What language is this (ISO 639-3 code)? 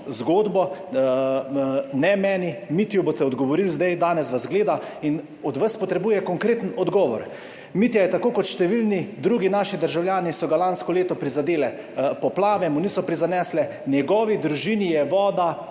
slv